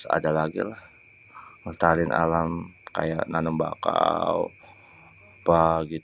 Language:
Betawi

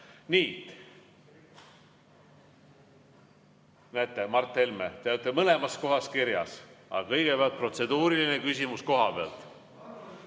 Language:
Estonian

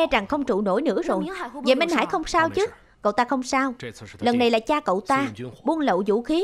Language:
Vietnamese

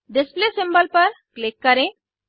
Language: Hindi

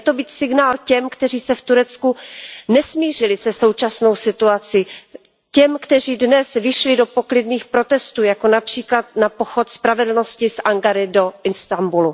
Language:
Czech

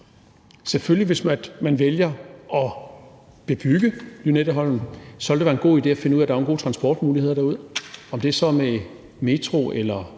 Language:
Danish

